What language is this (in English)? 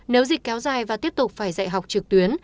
Vietnamese